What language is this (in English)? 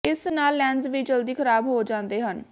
Punjabi